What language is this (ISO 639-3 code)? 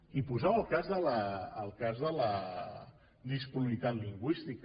cat